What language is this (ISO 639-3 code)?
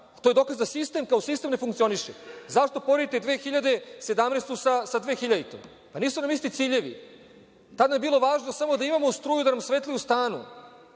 srp